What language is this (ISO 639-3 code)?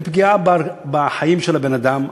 heb